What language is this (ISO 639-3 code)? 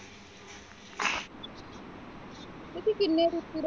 pan